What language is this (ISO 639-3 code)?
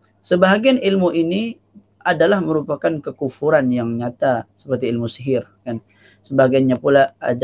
msa